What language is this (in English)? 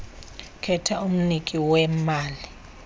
Xhosa